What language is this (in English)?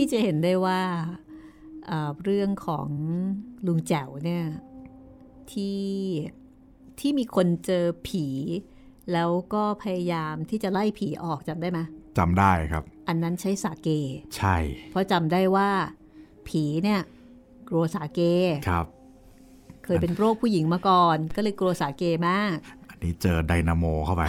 Thai